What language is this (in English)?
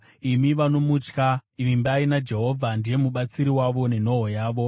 Shona